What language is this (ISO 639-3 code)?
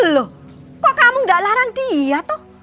ind